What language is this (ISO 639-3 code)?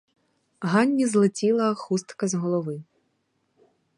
ukr